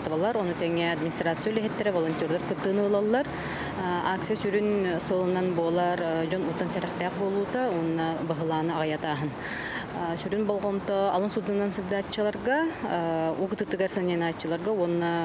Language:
Russian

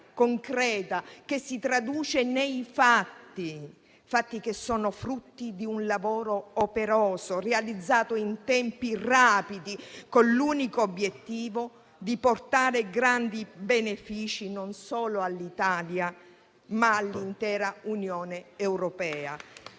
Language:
Italian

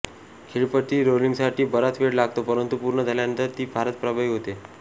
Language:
Marathi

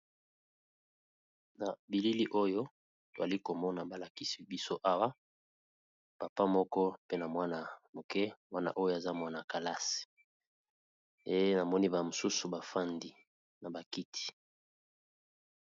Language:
Lingala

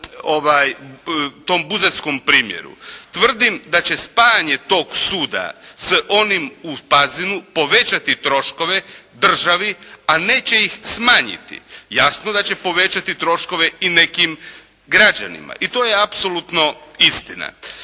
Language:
Croatian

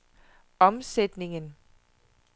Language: Danish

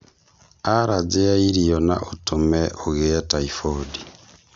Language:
Kikuyu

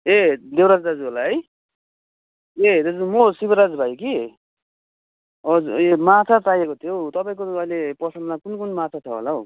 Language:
Nepali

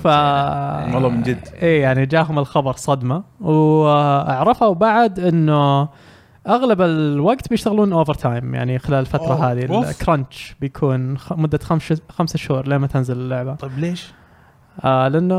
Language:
Arabic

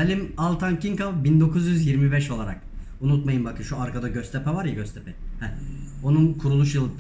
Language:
Turkish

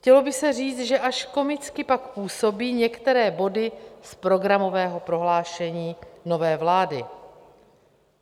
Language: Czech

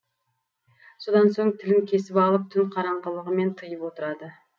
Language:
Kazakh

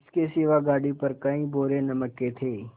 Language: Hindi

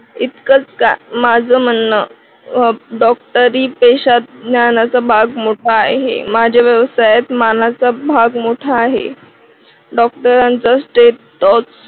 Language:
Marathi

